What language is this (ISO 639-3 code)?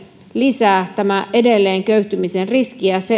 fin